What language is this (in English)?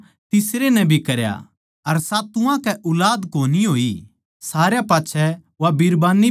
Haryanvi